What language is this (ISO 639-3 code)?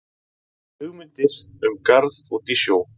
isl